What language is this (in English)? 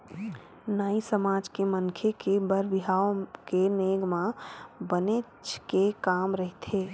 Chhattisgarhi